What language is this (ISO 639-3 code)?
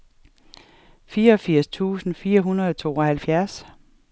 dan